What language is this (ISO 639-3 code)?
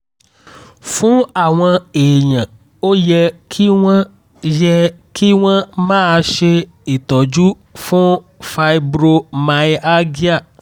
yor